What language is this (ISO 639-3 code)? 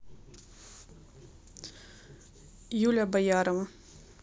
rus